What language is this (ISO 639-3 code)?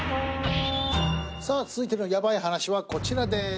jpn